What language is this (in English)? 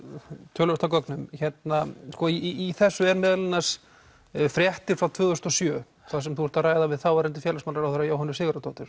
Icelandic